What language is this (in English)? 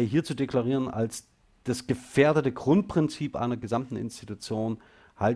German